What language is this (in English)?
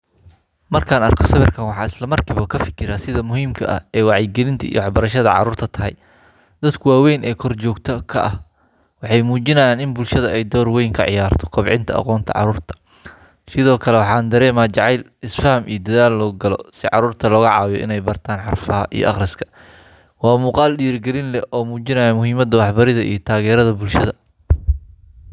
Somali